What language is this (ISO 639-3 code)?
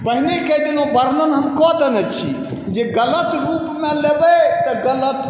mai